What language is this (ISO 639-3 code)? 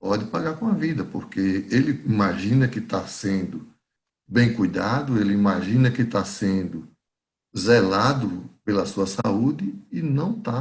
por